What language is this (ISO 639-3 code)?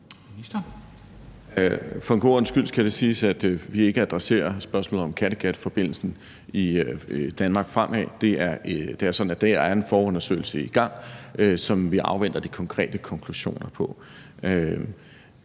dan